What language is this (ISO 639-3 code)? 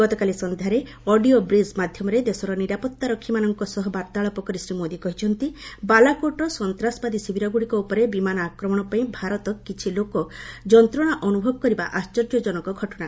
ori